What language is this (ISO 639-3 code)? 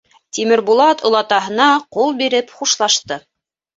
bak